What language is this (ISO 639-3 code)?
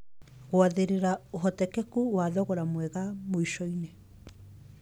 kik